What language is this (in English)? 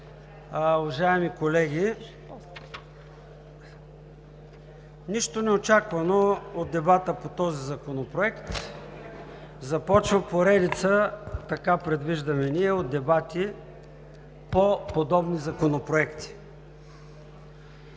Bulgarian